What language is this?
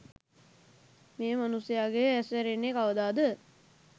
Sinhala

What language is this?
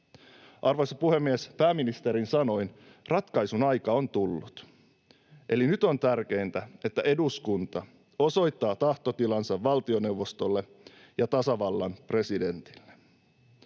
Finnish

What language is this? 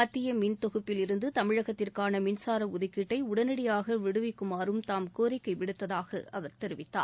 Tamil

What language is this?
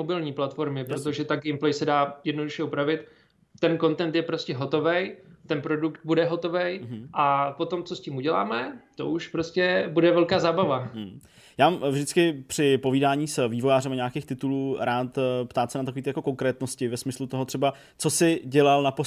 Czech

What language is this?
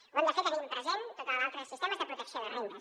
Catalan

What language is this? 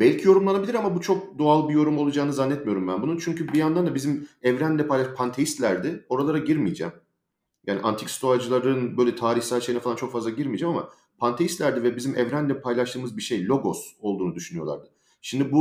Turkish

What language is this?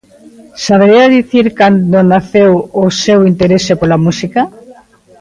Galician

